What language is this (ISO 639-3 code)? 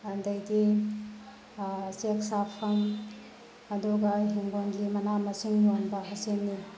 mni